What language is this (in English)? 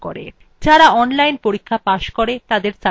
Bangla